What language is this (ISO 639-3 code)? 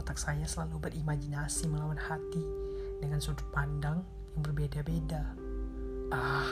ind